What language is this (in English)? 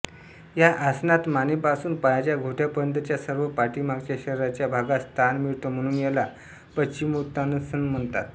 Marathi